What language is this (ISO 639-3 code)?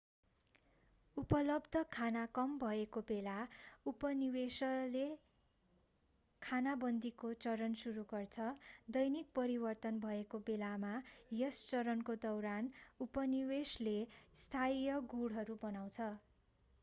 nep